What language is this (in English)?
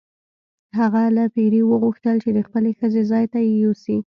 Pashto